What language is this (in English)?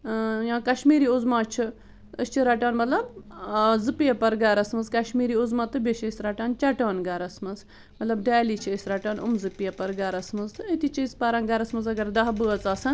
Kashmiri